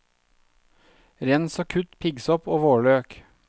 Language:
Norwegian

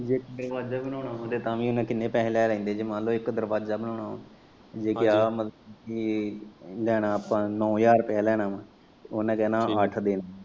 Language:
Punjabi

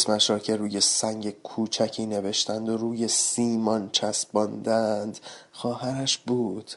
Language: Persian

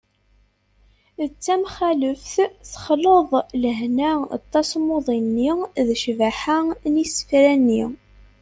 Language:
Kabyle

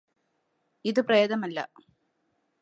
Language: Malayalam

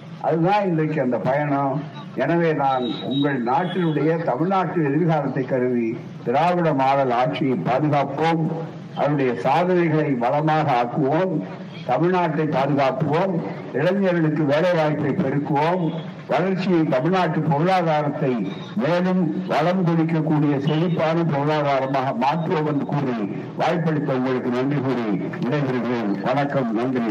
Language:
Tamil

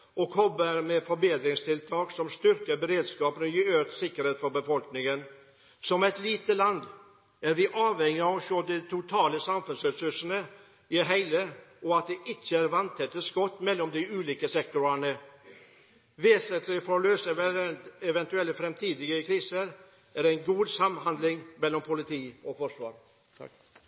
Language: Norwegian Bokmål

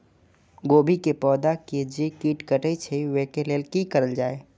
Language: Maithili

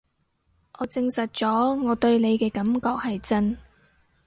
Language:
Cantonese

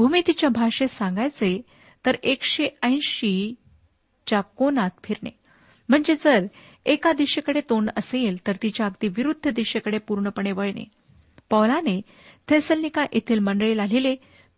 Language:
Marathi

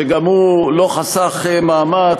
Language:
Hebrew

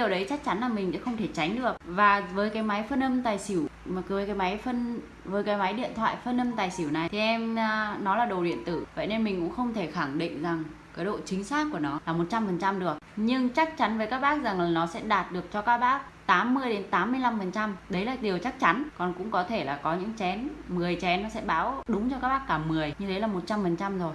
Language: Vietnamese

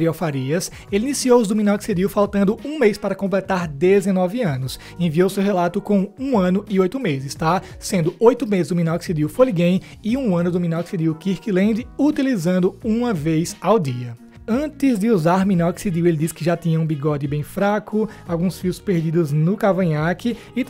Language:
Portuguese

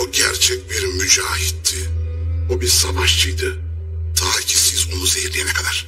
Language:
Turkish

